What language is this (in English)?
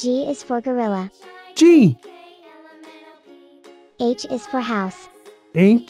English